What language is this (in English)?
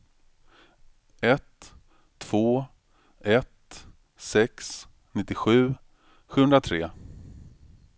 Swedish